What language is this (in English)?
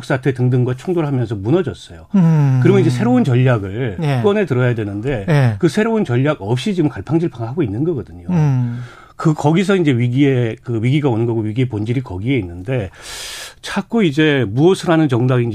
Korean